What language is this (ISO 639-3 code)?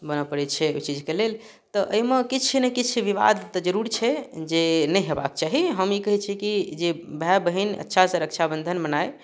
mai